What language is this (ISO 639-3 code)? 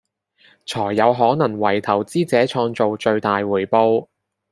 yue